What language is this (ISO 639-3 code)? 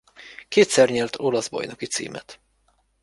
hun